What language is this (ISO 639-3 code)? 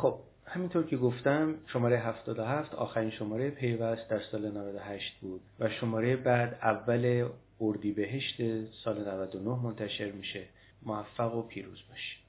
fas